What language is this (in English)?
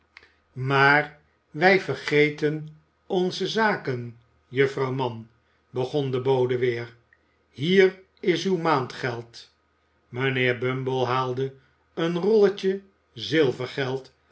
Dutch